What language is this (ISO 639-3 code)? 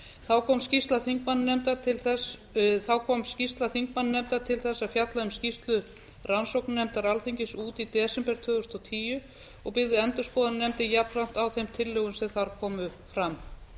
isl